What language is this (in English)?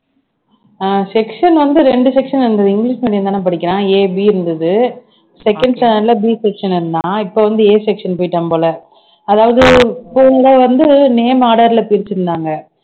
Tamil